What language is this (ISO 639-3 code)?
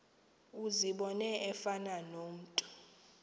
xho